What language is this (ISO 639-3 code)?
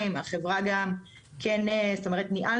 heb